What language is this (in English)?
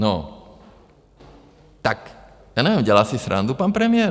Czech